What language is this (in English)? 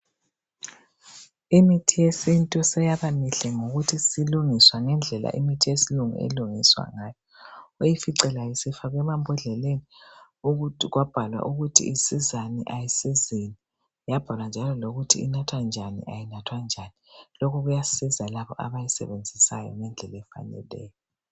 North Ndebele